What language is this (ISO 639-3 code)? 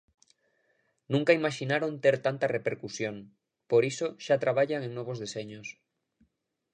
glg